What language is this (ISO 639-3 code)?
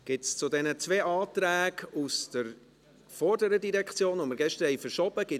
gsw